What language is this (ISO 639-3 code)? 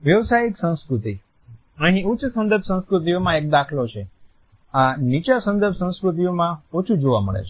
guj